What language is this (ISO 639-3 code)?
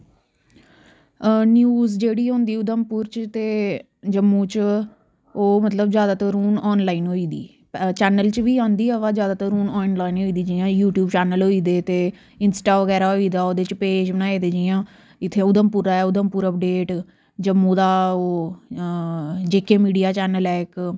doi